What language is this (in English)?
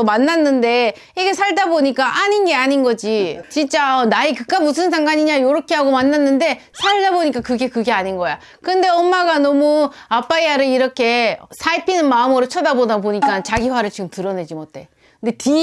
Korean